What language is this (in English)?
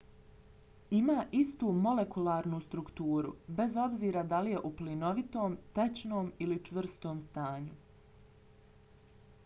Bosnian